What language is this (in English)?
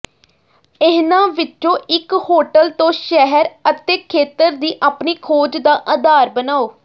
Punjabi